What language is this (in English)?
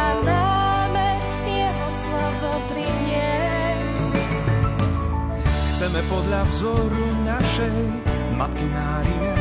Slovak